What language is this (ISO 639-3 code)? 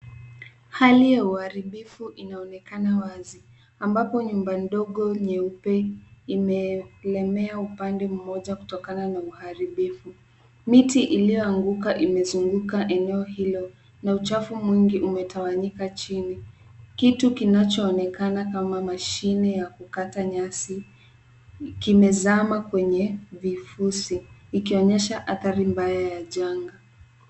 swa